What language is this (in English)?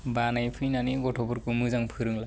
Bodo